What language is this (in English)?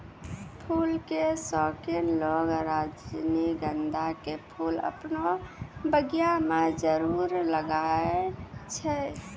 Maithili